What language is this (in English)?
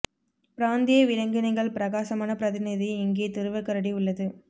Tamil